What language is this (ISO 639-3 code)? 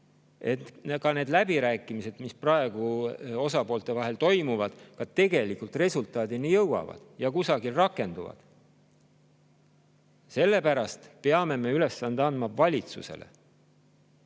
est